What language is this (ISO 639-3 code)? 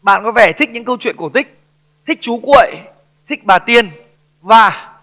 vie